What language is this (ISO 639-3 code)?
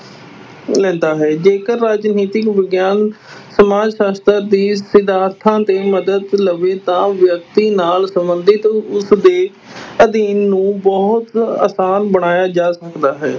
pan